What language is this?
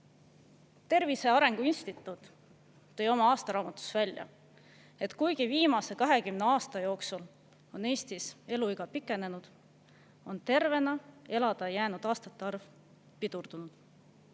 Estonian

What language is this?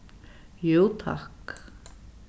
Faroese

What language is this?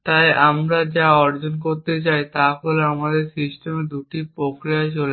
Bangla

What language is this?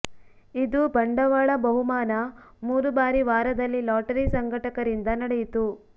Kannada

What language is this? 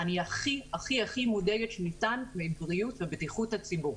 Hebrew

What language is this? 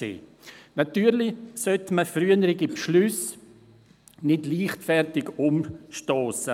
Swiss German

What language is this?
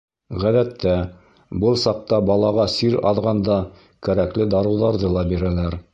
Bashkir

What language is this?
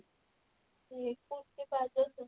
Odia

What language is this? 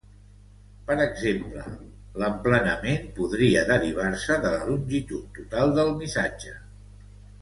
Catalan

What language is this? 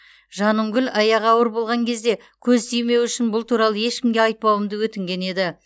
Kazakh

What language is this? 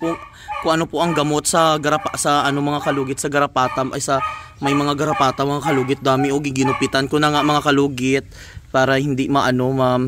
Filipino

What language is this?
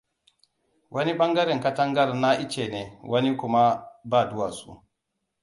Hausa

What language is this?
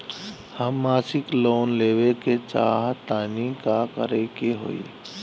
Bhojpuri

